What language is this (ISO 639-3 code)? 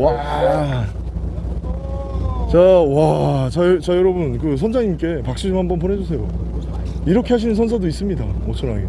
kor